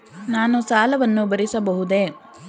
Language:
Kannada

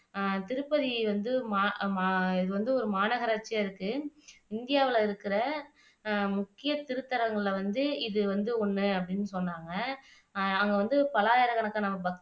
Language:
Tamil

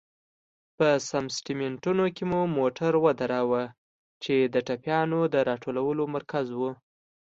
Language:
Pashto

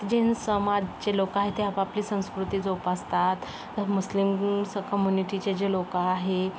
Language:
Marathi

